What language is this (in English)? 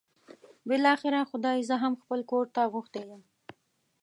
Pashto